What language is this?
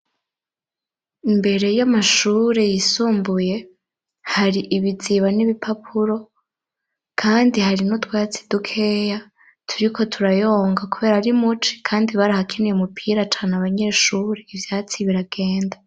Rundi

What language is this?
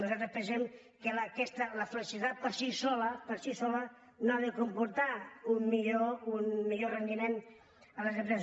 Catalan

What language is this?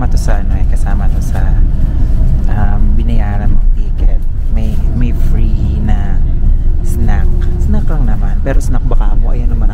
Filipino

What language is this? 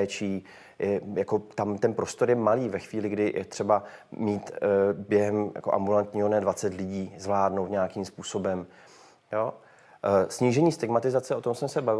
Czech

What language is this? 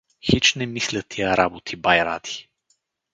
Bulgarian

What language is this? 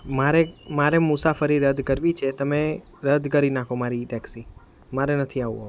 Gujarati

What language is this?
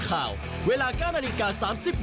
Thai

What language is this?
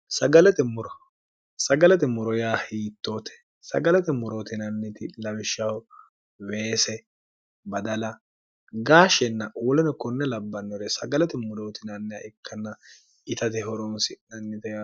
Sidamo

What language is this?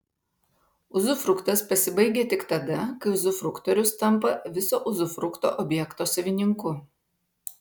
Lithuanian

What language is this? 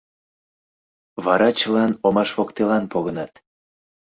Mari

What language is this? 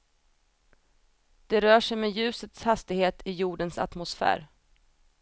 Swedish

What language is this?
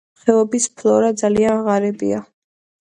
Georgian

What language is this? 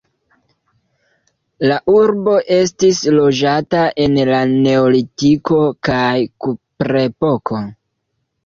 Esperanto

